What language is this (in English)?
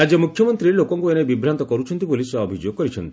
Odia